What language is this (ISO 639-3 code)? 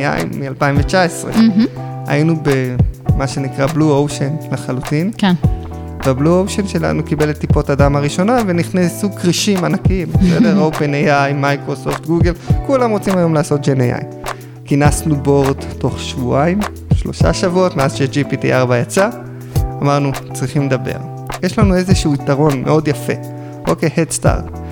heb